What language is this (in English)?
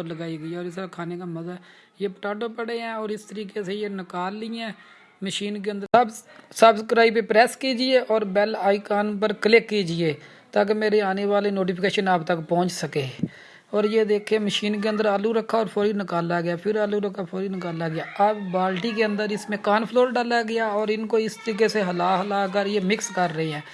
Urdu